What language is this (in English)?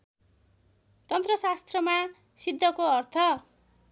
Nepali